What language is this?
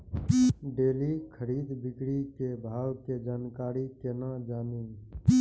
Maithili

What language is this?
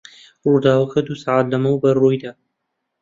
Central Kurdish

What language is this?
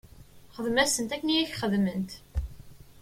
Kabyle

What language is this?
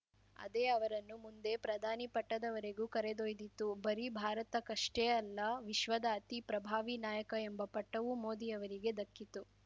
Kannada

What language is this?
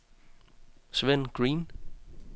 Danish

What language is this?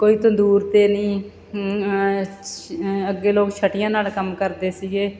Punjabi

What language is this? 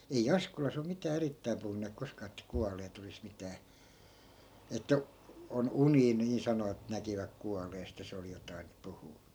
Finnish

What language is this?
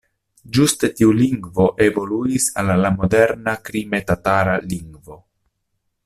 Esperanto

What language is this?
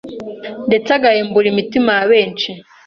Kinyarwanda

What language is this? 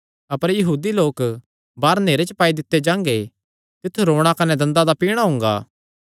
Kangri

